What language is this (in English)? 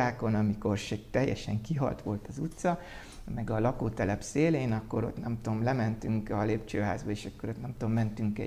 Hungarian